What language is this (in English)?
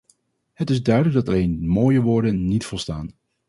Dutch